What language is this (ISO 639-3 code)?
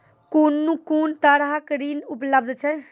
mai